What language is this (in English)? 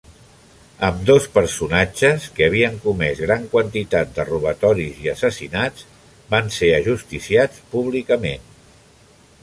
Catalan